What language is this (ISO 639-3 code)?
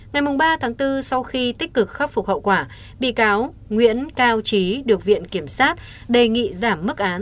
vie